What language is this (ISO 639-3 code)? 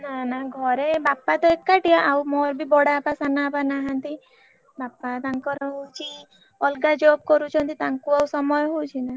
ori